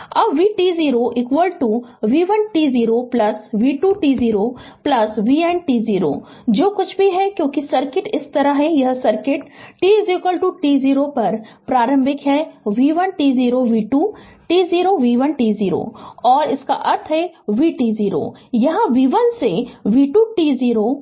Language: Hindi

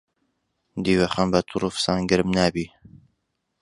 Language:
Central Kurdish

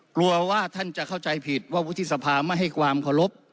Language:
Thai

